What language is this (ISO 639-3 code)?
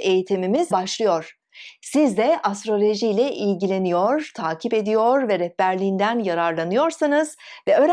tur